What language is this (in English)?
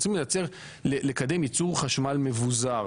Hebrew